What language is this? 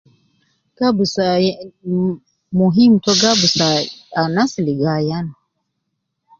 Nubi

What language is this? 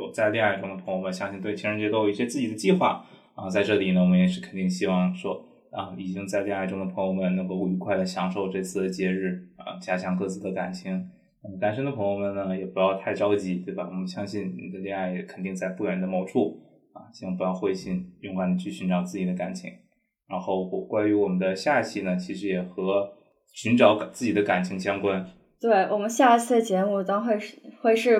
Chinese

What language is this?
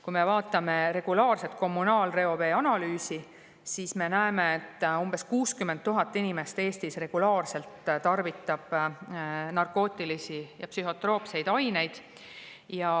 Estonian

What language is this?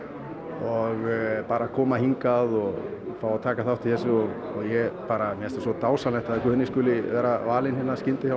Icelandic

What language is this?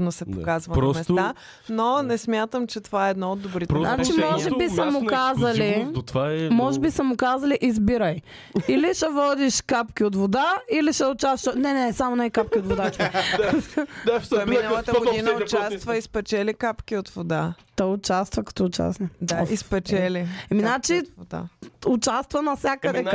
Bulgarian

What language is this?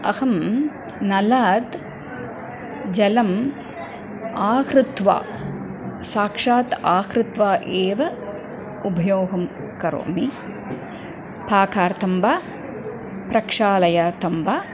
Sanskrit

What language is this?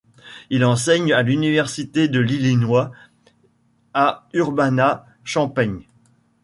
French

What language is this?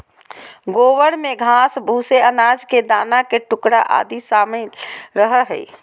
Magahi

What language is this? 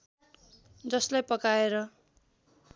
Nepali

